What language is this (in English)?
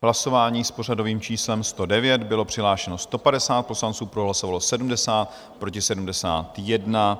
Czech